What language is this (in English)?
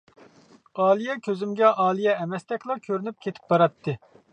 Uyghur